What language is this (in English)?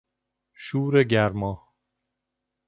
Persian